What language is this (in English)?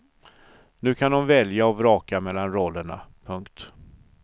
Swedish